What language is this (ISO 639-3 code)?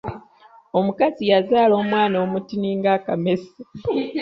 lug